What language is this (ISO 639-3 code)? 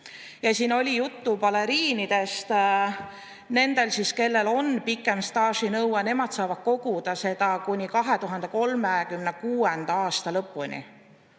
est